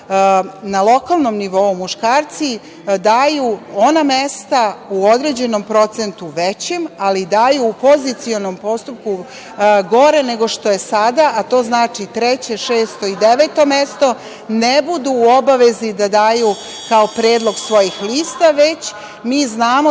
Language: Serbian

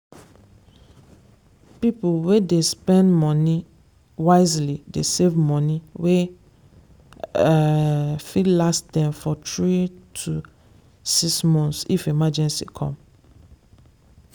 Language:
Nigerian Pidgin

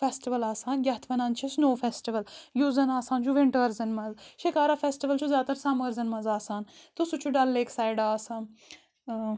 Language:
Kashmiri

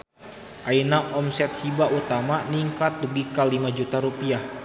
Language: Sundanese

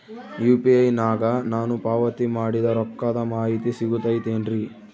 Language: Kannada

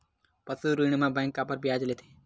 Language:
Chhattisgarhi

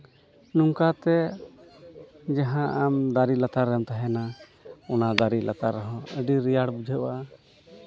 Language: Santali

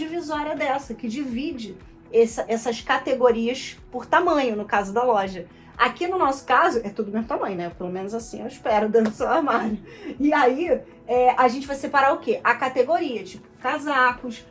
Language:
Portuguese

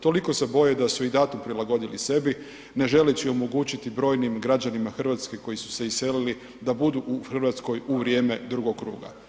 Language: Croatian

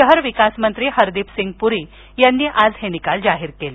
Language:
Marathi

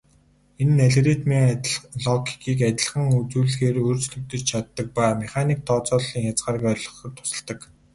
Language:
Mongolian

